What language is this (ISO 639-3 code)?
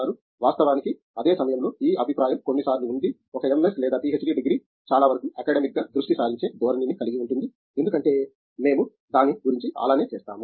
tel